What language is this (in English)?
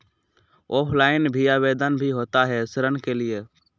Magahi